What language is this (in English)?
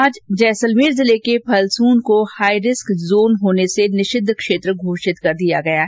Hindi